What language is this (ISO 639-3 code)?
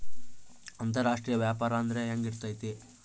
kan